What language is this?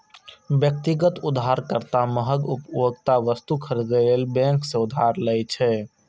Maithili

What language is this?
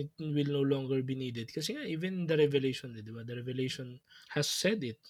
Filipino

